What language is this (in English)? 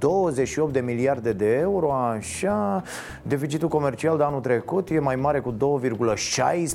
Romanian